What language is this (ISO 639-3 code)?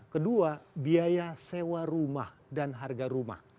ind